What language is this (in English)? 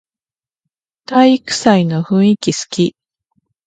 Japanese